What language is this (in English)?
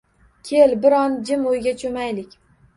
Uzbek